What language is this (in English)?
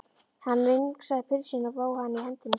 Icelandic